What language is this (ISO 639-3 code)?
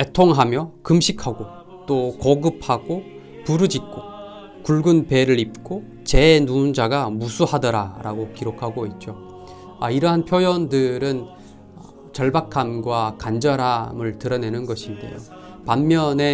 kor